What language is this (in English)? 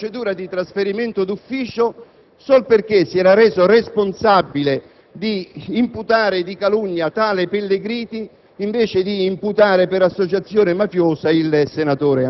Italian